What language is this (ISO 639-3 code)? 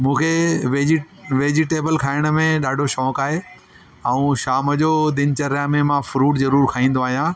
snd